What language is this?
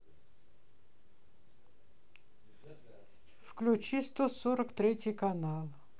Russian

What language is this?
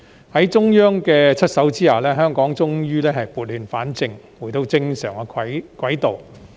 Cantonese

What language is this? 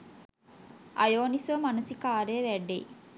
Sinhala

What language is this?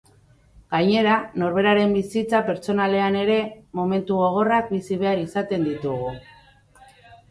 Basque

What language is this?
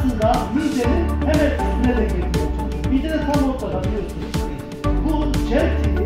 Turkish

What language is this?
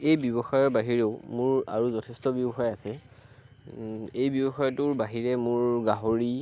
Assamese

